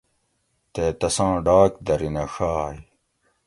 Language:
Gawri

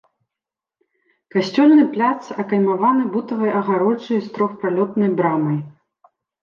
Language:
Belarusian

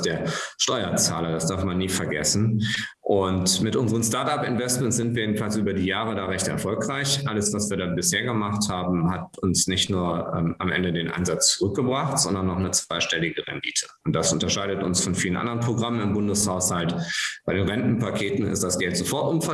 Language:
German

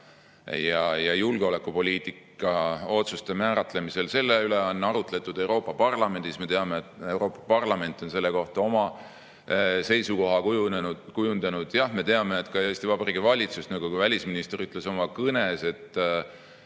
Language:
Estonian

